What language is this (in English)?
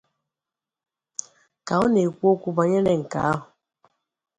Igbo